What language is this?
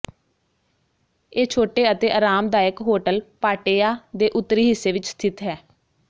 Punjabi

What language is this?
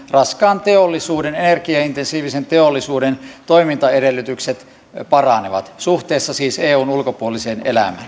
Finnish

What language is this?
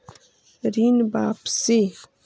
Magahi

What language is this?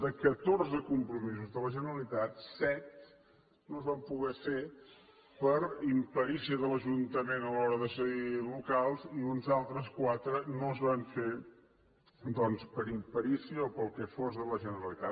Catalan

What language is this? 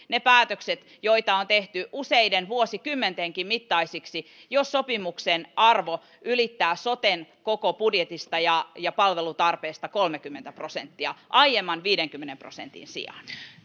Finnish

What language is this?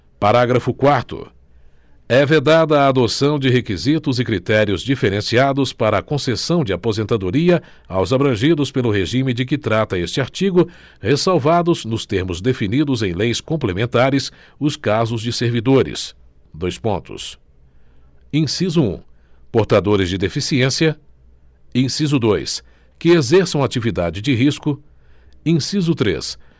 Portuguese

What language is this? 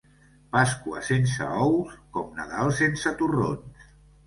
Catalan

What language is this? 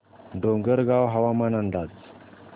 Marathi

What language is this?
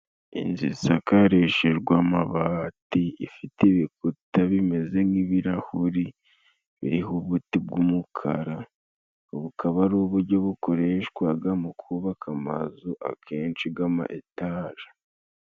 Kinyarwanda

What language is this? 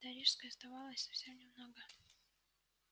Russian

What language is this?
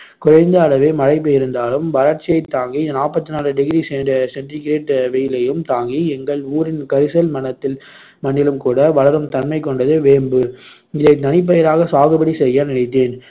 Tamil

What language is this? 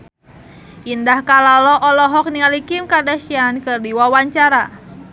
Sundanese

